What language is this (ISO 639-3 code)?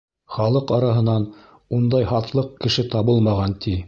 bak